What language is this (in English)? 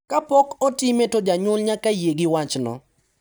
Luo (Kenya and Tanzania)